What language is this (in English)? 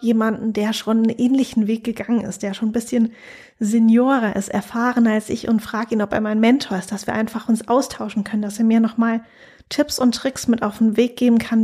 German